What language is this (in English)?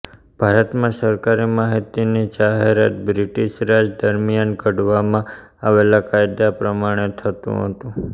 Gujarati